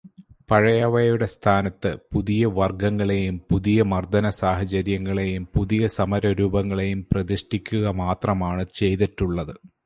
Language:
Malayalam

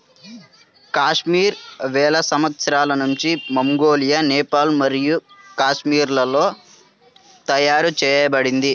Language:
Telugu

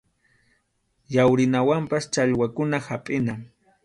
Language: Arequipa-La Unión Quechua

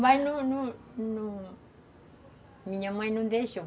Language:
Portuguese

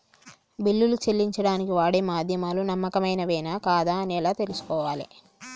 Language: Telugu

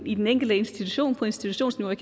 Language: Danish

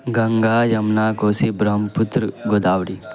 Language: Urdu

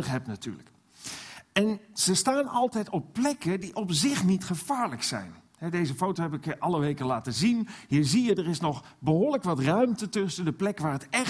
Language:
Dutch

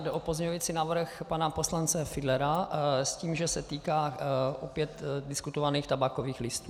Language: Czech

